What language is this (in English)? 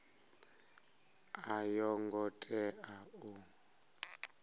Venda